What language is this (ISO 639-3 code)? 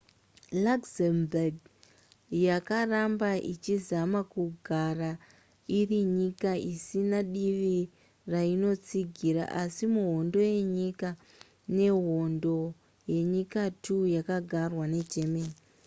sna